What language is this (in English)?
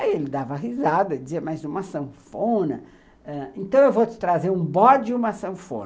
Portuguese